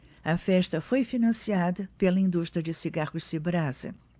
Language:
Portuguese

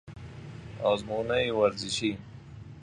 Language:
Persian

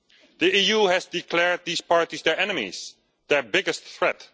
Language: English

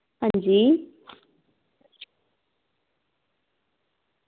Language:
Dogri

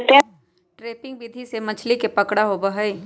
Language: Magahi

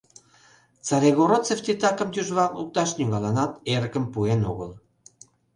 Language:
Mari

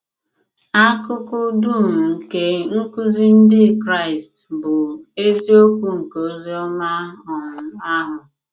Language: Igbo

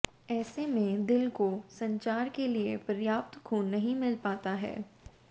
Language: Hindi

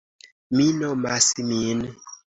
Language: Esperanto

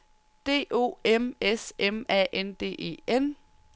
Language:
Danish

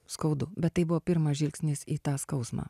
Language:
Lithuanian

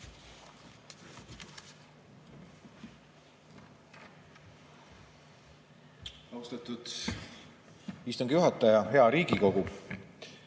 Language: Estonian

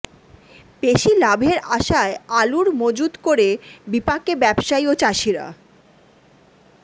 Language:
Bangla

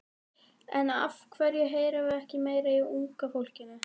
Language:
Icelandic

